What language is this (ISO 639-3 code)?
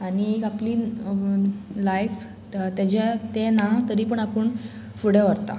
kok